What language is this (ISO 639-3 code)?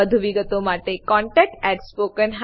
guj